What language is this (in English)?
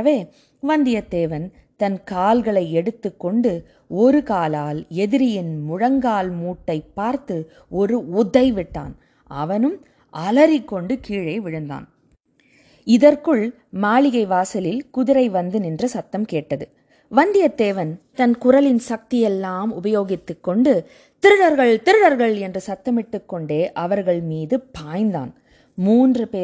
Tamil